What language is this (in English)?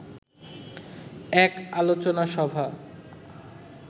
Bangla